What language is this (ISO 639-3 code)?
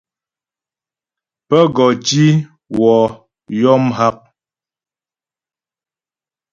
bbj